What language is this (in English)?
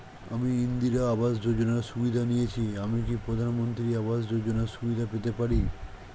Bangla